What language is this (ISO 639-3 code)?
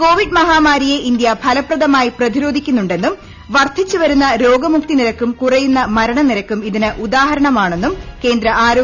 mal